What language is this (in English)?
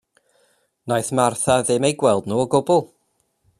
Welsh